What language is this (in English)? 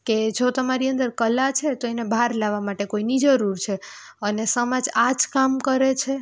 Gujarati